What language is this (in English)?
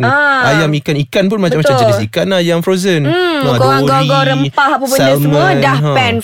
Malay